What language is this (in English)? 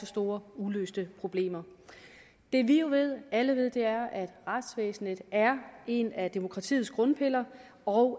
Danish